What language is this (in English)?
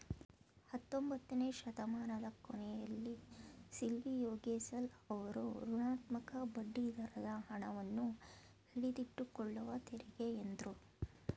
Kannada